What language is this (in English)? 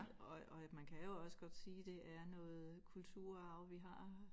Danish